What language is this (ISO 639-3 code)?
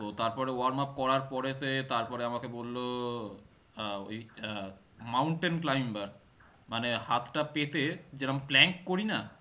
ben